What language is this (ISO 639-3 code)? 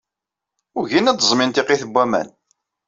kab